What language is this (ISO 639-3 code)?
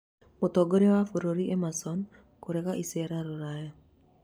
kik